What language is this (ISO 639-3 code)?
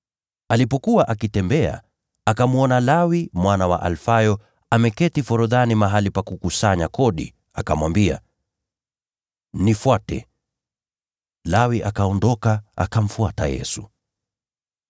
swa